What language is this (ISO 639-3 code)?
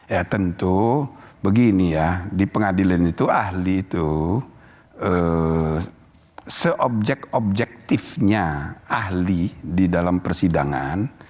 ind